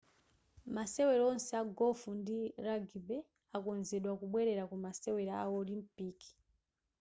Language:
Nyanja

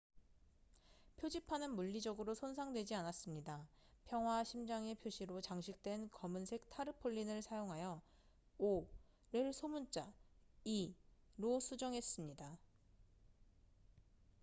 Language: Korean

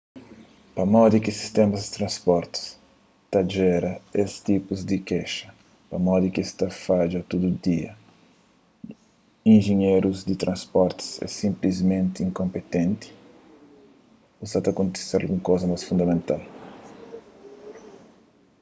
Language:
Kabuverdianu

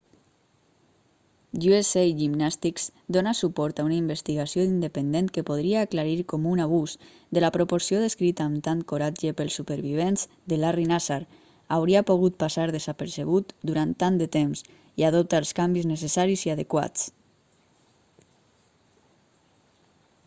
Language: Catalan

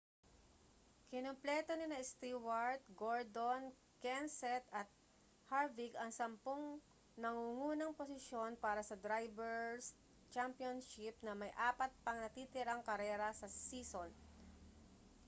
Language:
Filipino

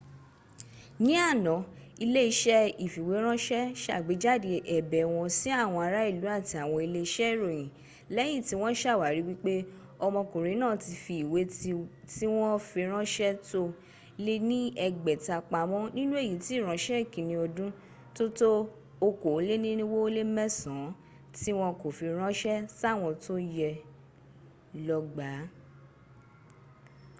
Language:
Yoruba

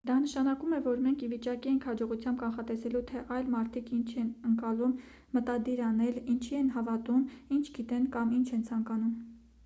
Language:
Armenian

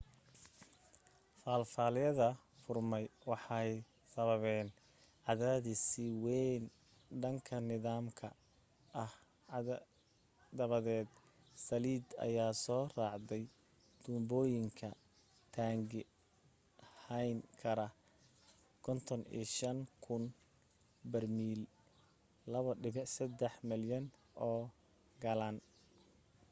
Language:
Somali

